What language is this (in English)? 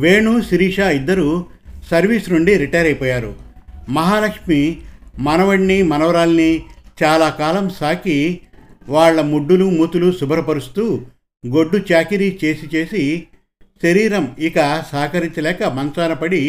Telugu